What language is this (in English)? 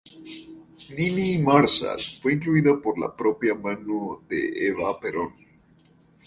Spanish